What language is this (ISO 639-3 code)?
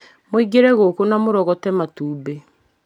kik